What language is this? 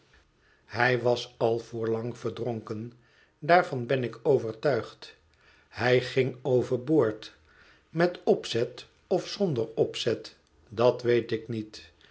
Dutch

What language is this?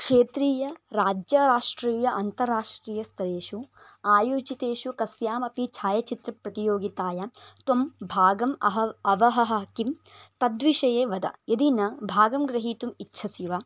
Sanskrit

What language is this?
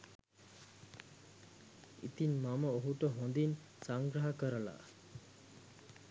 Sinhala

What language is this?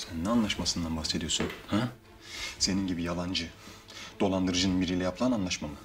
Turkish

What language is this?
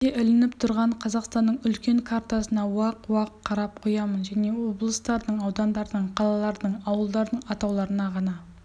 Kazakh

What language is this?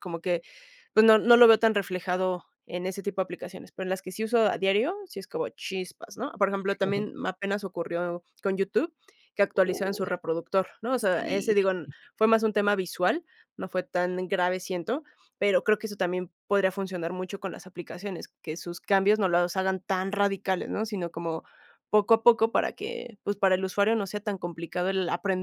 Spanish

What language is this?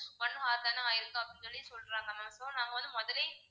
Tamil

